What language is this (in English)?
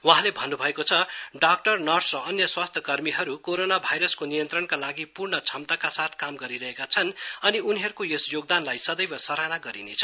Nepali